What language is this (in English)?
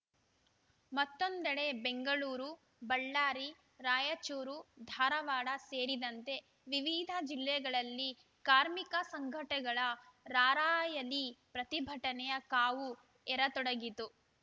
Kannada